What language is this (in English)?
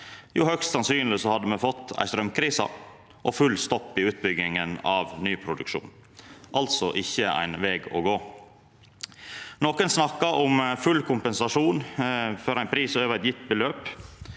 Norwegian